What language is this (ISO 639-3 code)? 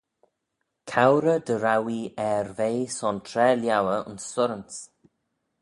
glv